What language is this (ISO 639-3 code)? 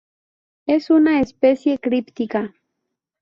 spa